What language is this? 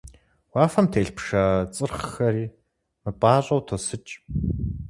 Kabardian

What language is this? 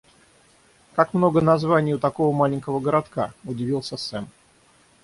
Russian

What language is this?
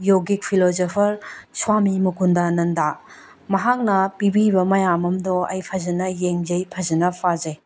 Manipuri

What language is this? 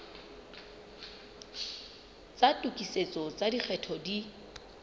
Southern Sotho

